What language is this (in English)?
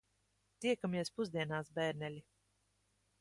Latvian